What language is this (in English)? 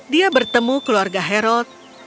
Indonesian